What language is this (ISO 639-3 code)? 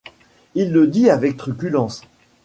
fra